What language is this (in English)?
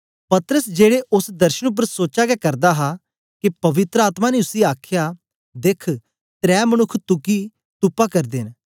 Dogri